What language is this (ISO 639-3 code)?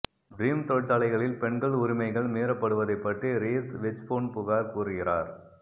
tam